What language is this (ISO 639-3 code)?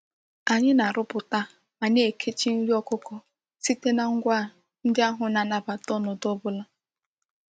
ibo